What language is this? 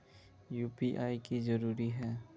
Magahi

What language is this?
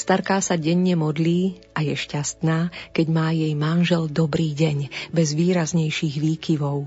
Slovak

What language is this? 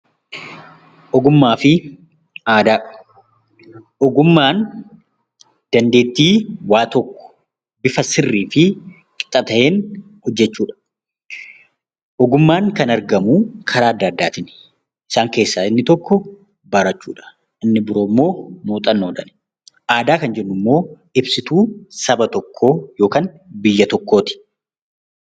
Oromo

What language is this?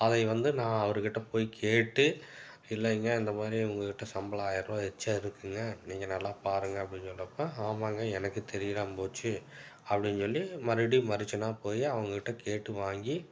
Tamil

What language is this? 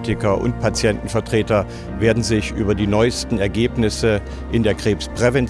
German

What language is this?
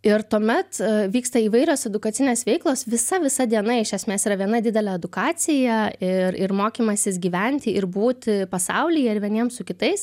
Lithuanian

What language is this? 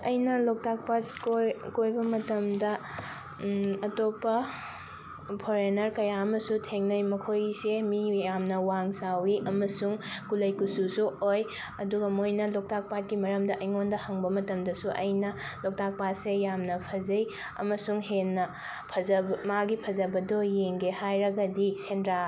Manipuri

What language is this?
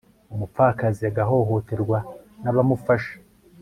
Kinyarwanda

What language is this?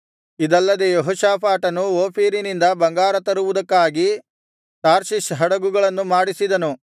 Kannada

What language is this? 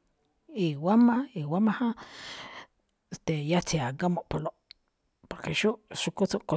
Malinaltepec Me'phaa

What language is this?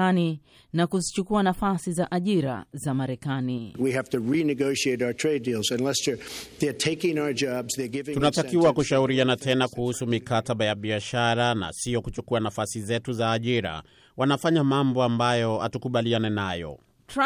Swahili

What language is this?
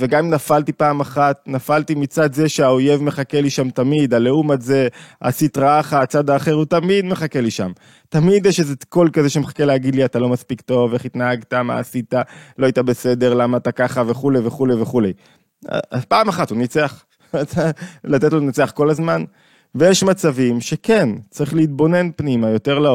Hebrew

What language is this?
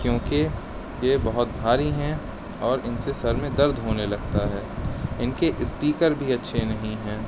Urdu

